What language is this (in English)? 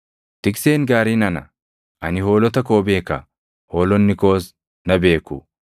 Oromo